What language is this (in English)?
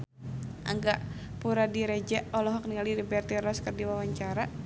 Sundanese